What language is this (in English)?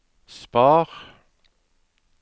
Norwegian